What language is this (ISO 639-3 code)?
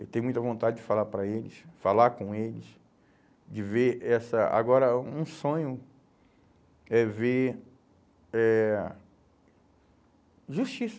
por